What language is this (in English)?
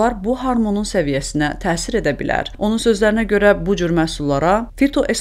Turkish